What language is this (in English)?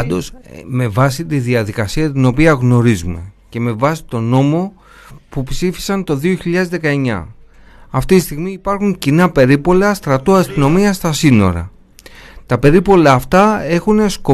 Greek